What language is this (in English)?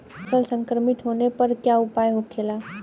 Bhojpuri